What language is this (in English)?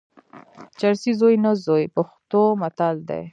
Pashto